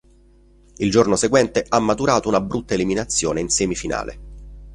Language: Italian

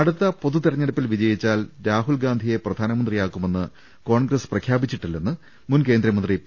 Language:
Malayalam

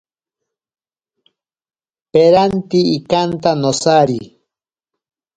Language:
Ashéninka Perené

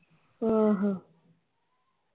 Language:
Punjabi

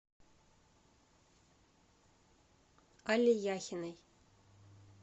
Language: Russian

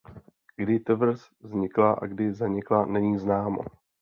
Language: Czech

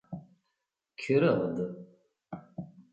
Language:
Kabyle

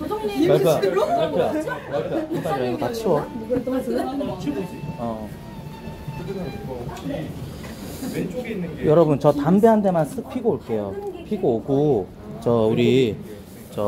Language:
Korean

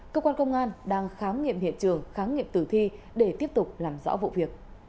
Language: Vietnamese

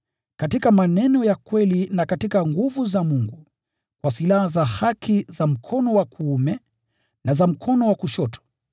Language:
Swahili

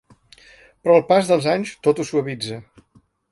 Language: Catalan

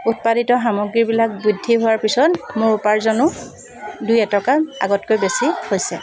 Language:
Assamese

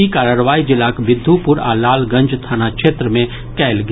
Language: Maithili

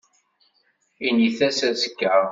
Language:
Kabyle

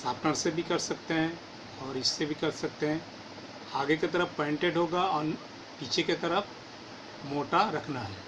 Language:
Hindi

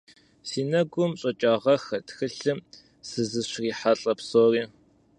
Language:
Kabardian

